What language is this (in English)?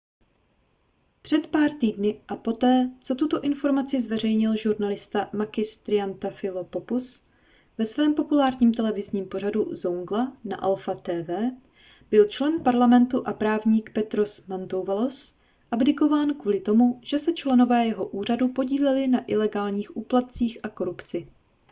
Czech